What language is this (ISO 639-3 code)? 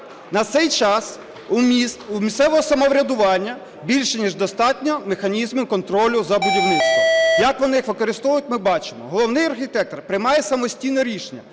ukr